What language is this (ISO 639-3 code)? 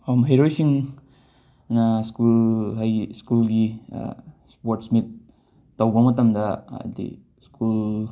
mni